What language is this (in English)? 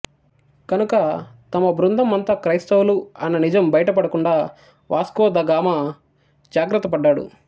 Telugu